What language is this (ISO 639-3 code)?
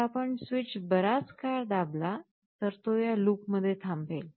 mar